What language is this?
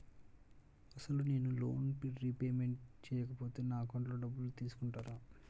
Telugu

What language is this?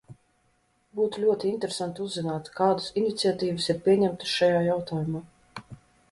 Latvian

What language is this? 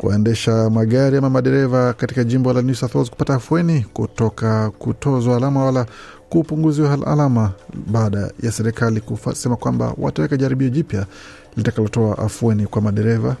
Swahili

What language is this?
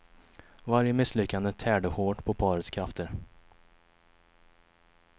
Swedish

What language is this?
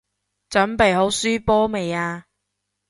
Cantonese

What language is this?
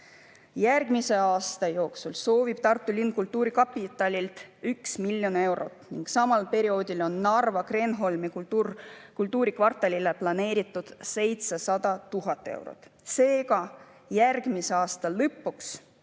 Estonian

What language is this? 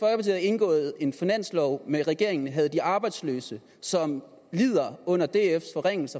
Danish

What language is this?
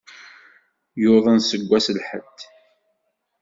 Kabyle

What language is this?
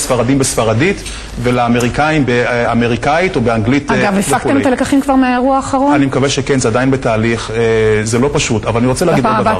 Hebrew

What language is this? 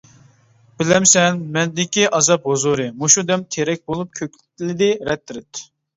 Uyghur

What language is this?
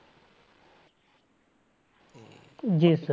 Punjabi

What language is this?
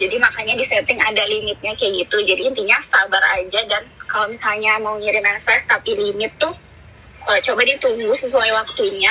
Indonesian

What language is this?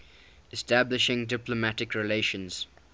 English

